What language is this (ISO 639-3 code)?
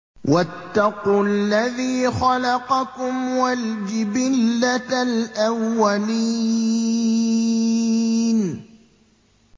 ara